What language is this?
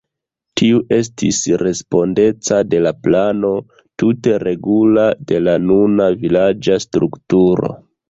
Esperanto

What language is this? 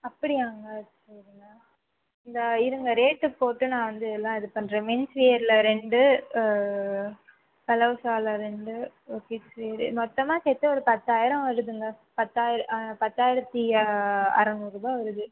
Tamil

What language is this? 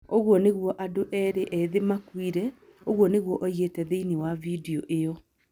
Kikuyu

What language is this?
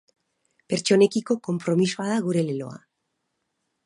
Basque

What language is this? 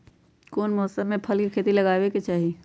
Magahi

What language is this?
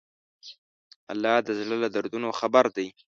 Pashto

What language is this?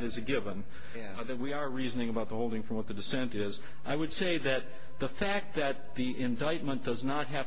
English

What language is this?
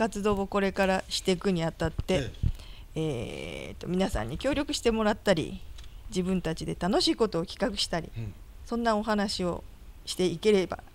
Japanese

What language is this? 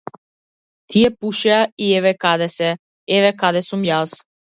Macedonian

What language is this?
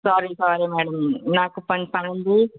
Telugu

